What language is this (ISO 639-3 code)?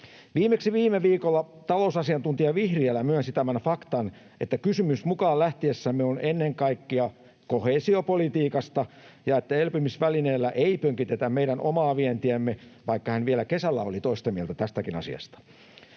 fin